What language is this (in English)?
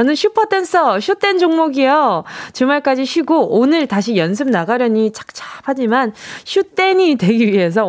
Korean